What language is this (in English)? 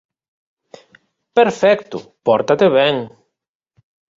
Galician